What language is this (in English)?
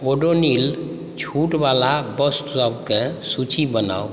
Maithili